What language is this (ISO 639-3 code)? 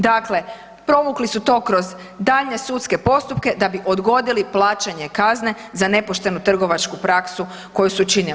hrv